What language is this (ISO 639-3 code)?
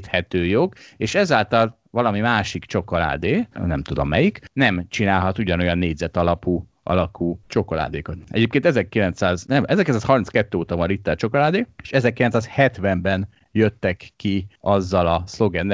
hun